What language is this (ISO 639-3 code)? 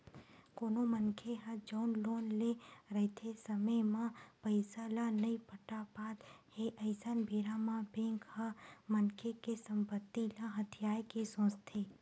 hne